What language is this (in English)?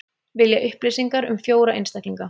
Icelandic